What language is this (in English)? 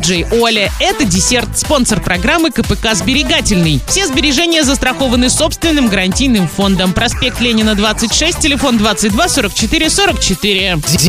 Russian